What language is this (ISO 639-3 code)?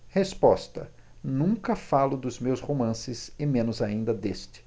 por